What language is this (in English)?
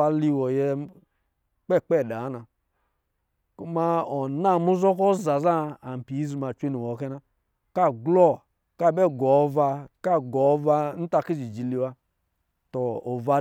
Lijili